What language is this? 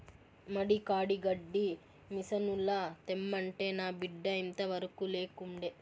Telugu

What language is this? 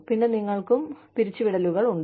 Malayalam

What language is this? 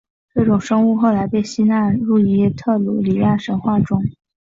Chinese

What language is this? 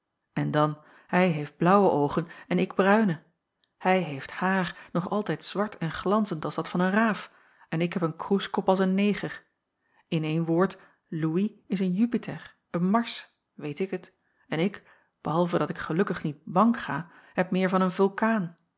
Dutch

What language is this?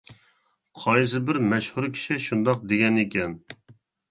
Uyghur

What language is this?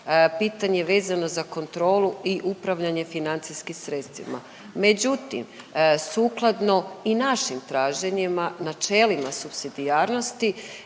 Croatian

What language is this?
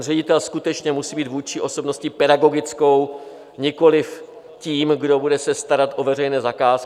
Czech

